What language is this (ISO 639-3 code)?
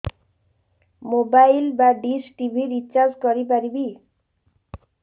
ori